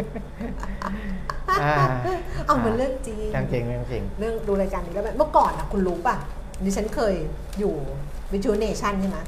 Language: Thai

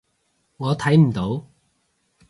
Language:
Cantonese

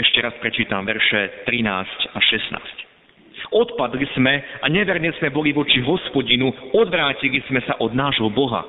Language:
Slovak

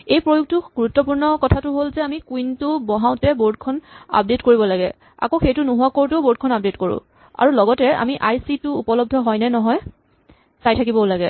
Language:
Assamese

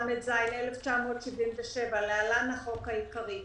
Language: Hebrew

